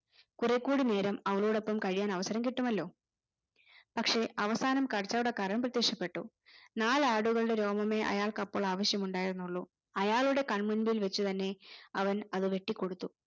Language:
Malayalam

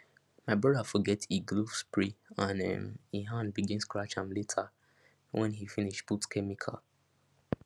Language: Nigerian Pidgin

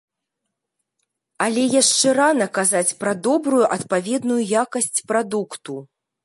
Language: Belarusian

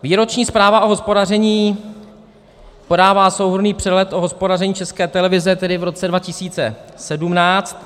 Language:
Czech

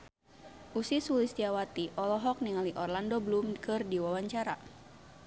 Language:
Sundanese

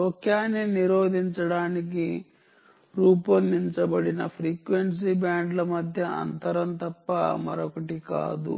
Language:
Telugu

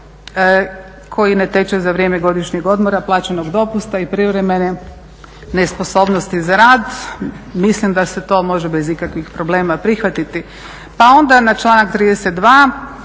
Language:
Croatian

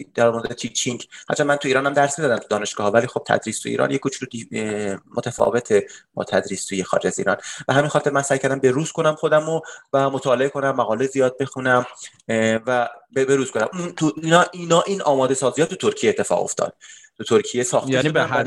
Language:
Persian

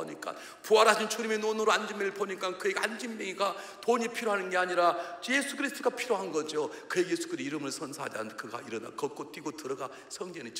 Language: Korean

